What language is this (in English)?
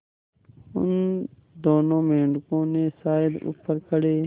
Hindi